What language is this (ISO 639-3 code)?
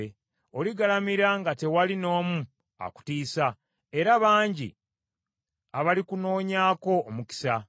lug